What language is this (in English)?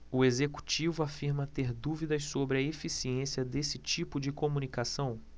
Portuguese